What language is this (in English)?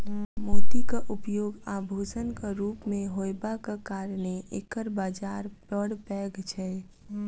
Maithili